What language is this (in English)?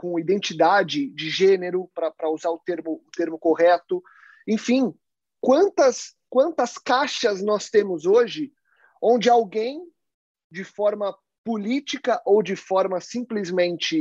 Portuguese